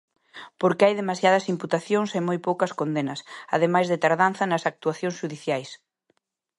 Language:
Galician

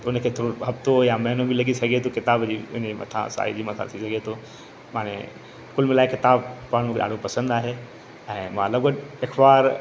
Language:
Sindhi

